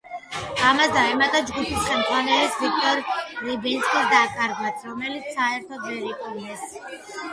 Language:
Georgian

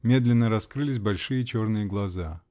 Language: Russian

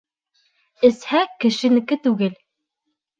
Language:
Bashkir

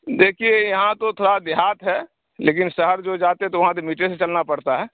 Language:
Urdu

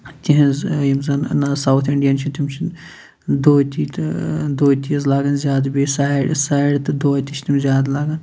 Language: Kashmiri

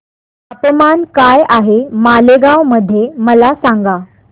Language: Marathi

